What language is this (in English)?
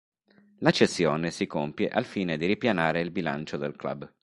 Italian